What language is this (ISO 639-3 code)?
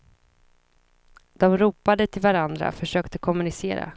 swe